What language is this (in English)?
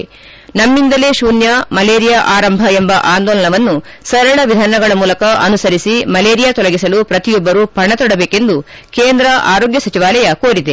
Kannada